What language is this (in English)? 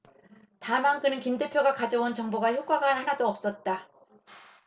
Korean